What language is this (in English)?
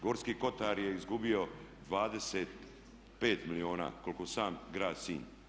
Croatian